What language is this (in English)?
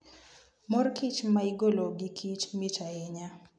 Luo (Kenya and Tanzania)